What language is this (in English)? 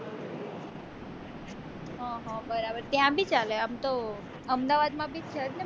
Gujarati